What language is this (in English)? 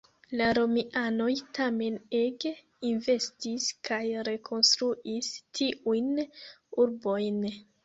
Esperanto